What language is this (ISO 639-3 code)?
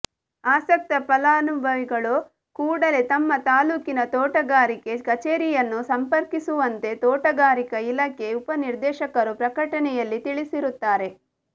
kan